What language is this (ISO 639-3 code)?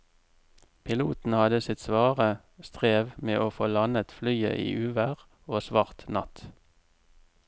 nor